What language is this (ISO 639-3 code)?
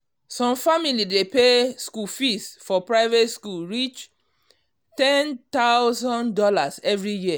pcm